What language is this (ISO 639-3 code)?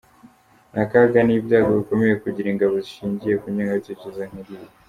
kin